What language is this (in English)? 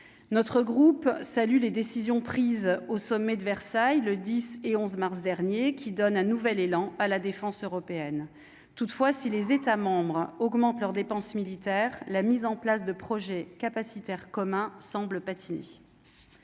French